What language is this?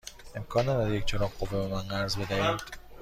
Persian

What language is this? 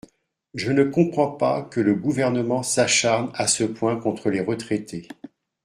French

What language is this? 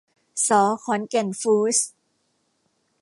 Thai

